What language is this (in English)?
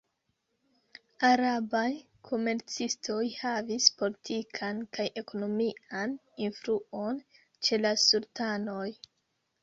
Esperanto